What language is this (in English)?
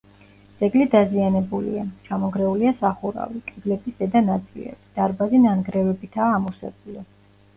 Georgian